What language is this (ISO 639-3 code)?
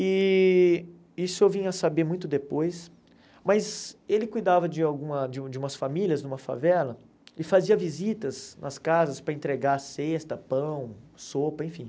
por